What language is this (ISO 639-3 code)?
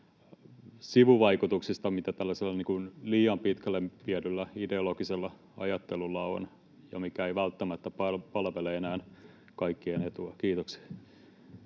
fin